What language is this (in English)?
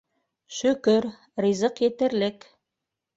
Bashkir